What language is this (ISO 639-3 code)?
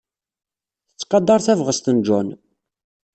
kab